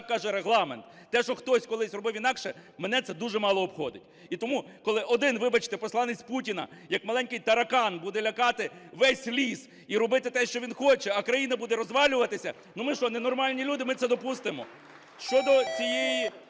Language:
Ukrainian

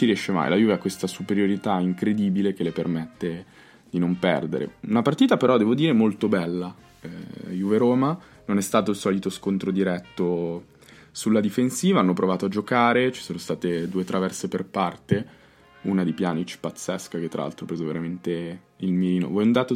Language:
Italian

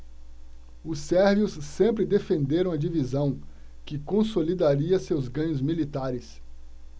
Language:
Portuguese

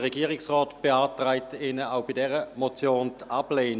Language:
Swiss German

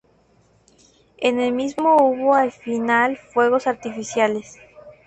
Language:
Spanish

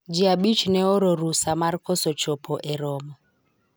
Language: Luo (Kenya and Tanzania)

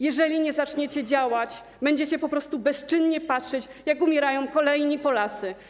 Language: Polish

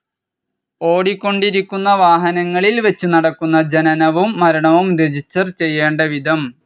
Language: Malayalam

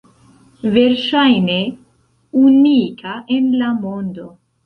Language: Esperanto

